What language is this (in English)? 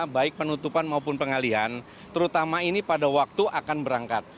Indonesian